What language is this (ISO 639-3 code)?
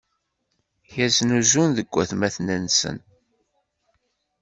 kab